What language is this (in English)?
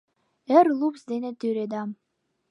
Mari